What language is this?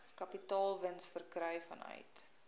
Afrikaans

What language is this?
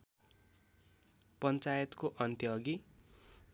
Nepali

